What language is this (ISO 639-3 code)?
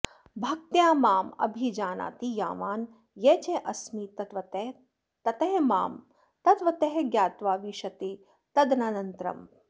san